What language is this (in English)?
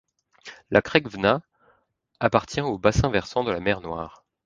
French